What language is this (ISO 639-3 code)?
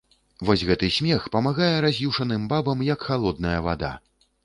bel